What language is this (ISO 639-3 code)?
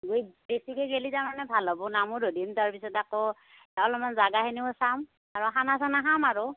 asm